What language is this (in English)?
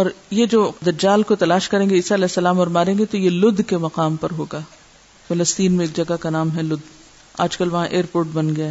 Urdu